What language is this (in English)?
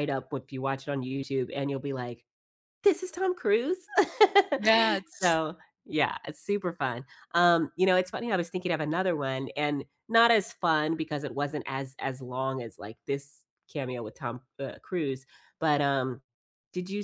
English